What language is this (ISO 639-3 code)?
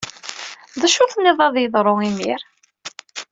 kab